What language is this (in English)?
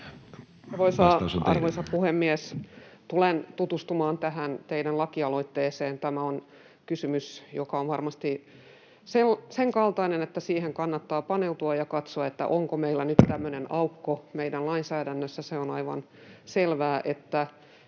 Finnish